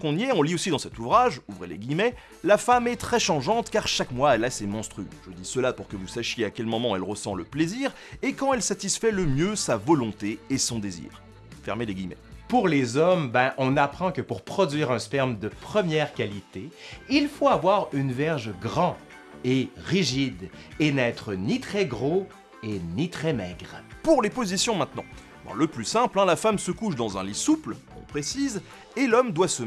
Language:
French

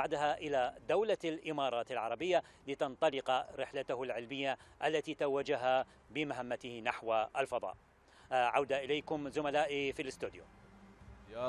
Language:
Arabic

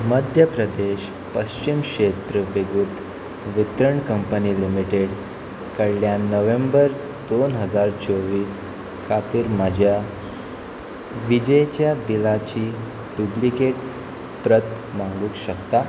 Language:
Konkani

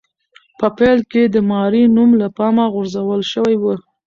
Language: Pashto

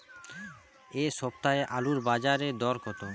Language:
Bangla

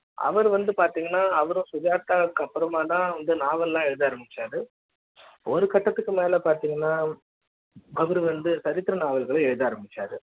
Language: Tamil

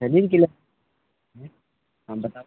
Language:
Maithili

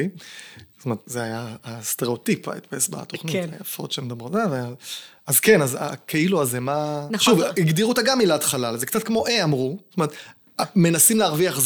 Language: Hebrew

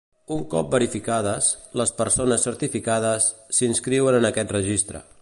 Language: Catalan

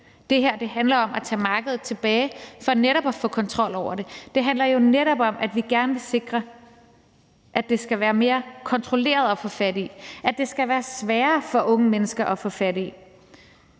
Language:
Danish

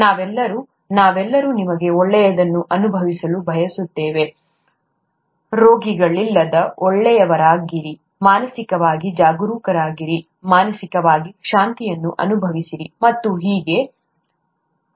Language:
Kannada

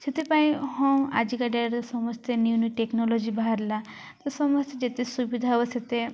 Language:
Odia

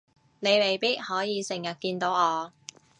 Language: Cantonese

